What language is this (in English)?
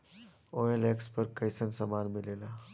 Bhojpuri